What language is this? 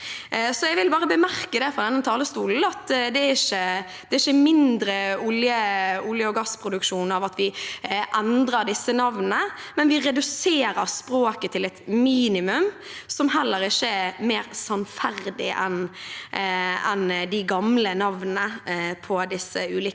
Norwegian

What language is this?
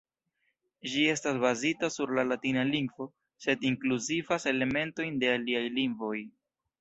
Esperanto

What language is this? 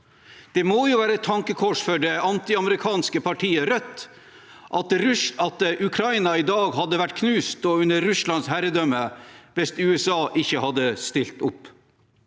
Norwegian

